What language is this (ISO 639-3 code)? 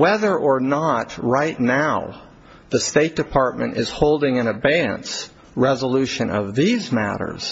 eng